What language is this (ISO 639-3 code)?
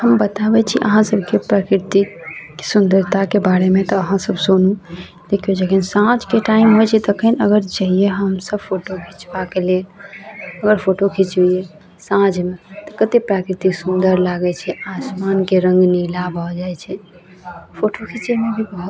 mai